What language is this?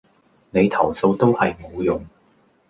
Cantonese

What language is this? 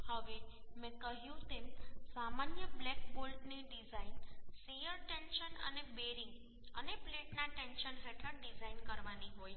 Gujarati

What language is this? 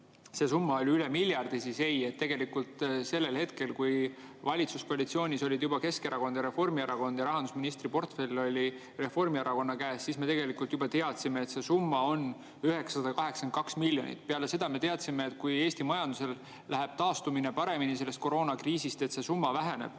Estonian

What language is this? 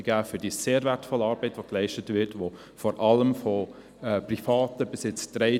Swiss German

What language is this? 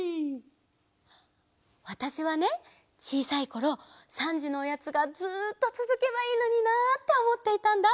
Japanese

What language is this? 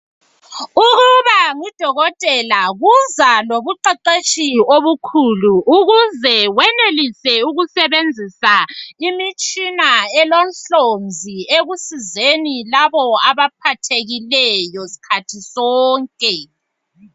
North Ndebele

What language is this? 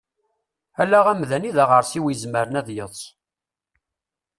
Kabyle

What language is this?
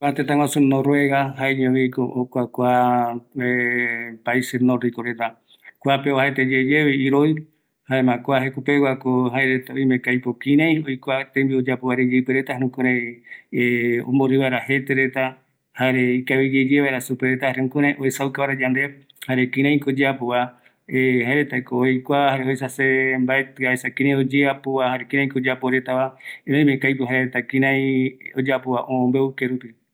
Eastern Bolivian Guaraní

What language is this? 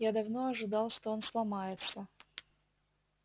Russian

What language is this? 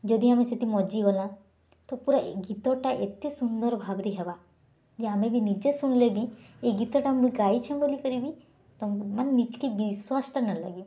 Odia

